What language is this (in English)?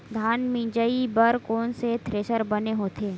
Chhattisgarhi